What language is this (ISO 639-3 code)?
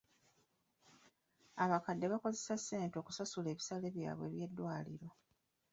lug